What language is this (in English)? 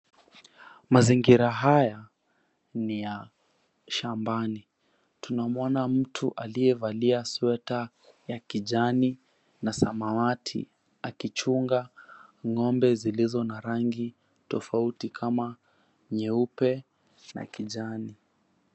Swahili